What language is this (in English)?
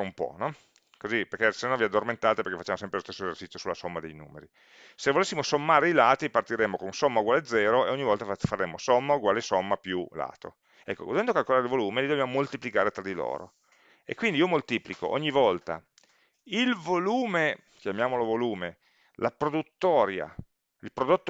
Italian